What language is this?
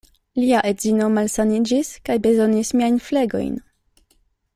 Esperanto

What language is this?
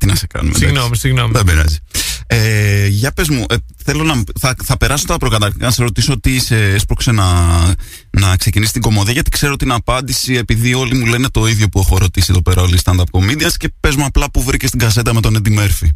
Greek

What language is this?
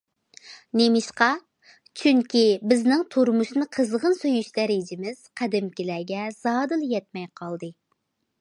Uyghur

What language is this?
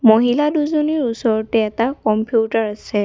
Assamese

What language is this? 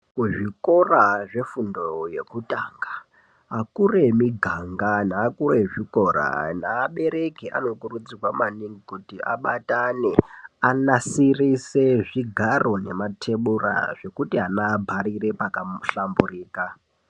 Ndau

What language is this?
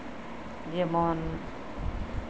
Santali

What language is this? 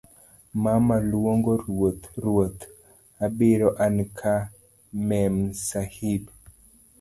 Luo (Kenya and Tanzania)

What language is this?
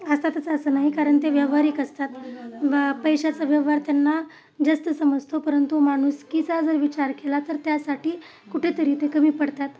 Marathi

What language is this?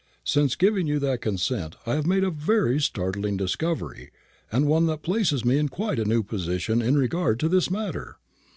English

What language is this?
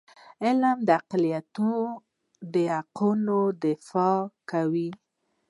Pashto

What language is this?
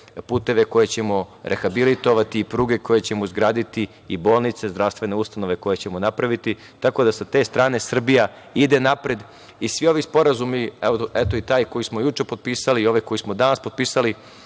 Serbian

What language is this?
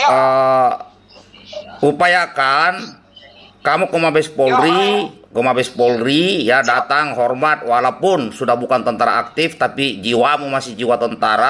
Indonesian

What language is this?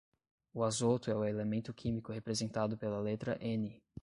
Portuguese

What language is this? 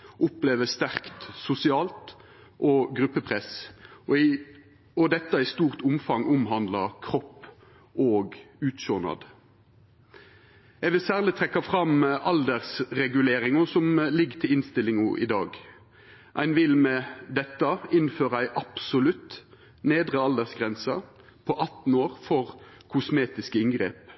Norwegian Nynorsk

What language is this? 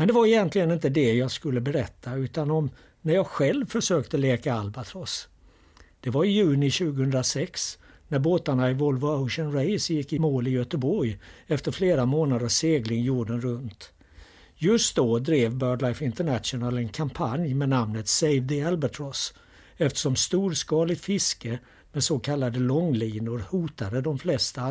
Swedish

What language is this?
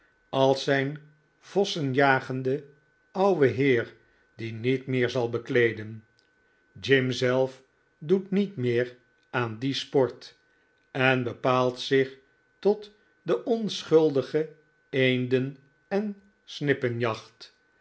Dutch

